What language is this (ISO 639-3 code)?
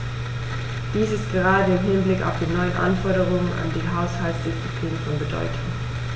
deu